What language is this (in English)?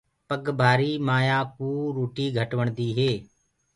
Gurgula